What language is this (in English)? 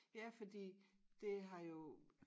Danish